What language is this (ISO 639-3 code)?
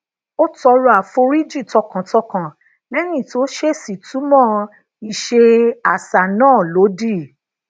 yor